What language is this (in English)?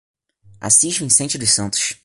Portuguese